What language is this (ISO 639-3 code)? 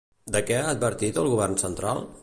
cat